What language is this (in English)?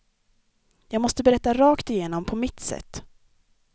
Swedish